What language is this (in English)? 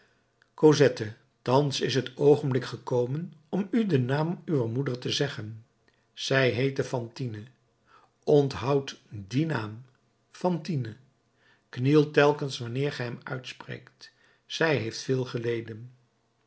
Dutch